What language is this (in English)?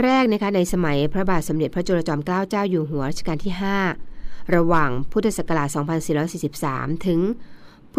Thai